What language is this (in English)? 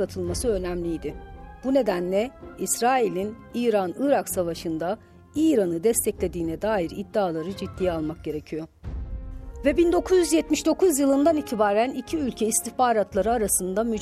Turkish